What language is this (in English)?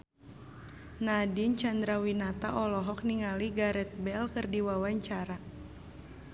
Sundanese